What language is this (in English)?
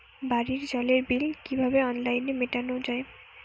Bangla